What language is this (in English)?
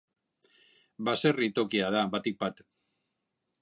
Basque